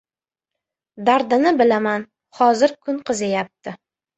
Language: Uzbek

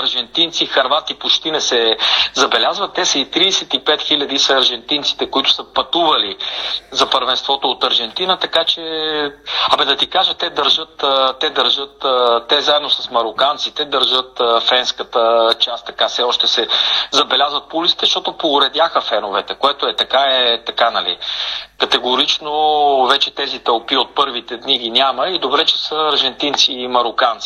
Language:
Bulgarian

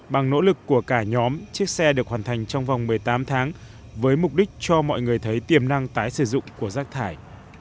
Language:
Vietnamese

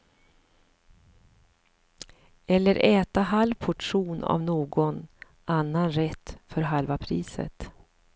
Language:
Swedish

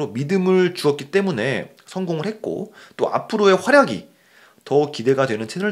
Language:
Korean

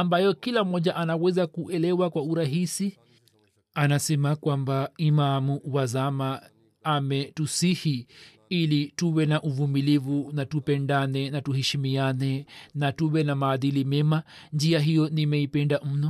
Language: Swahili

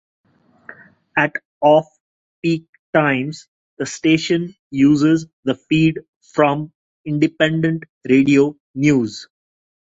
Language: English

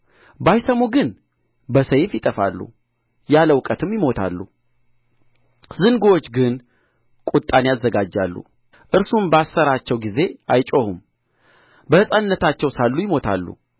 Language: Amharic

